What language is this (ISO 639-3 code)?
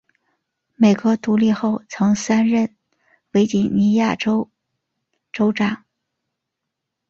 zho